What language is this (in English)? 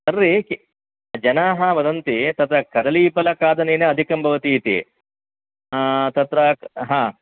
Sanskrit